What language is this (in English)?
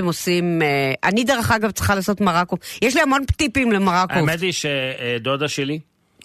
Hebrew